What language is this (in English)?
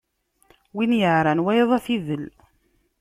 Kabyle